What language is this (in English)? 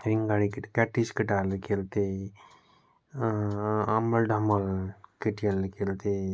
Nepali